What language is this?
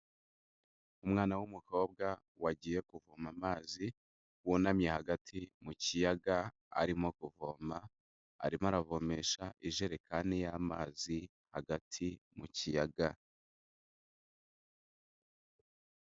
Kinyarwanda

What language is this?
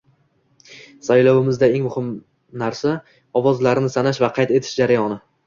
Uzbek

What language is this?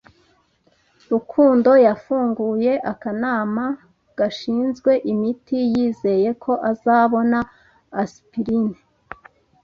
Kinyarwanda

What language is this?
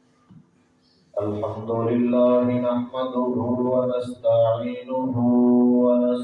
Urdu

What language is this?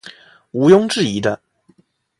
Chinese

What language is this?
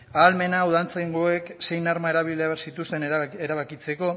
Basque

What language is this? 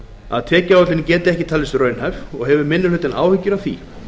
Icelandic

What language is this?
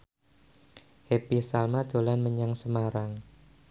Javanese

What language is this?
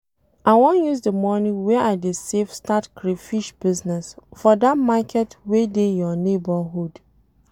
Nigerian Pidgin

